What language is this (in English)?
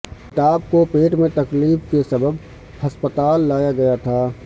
Urdu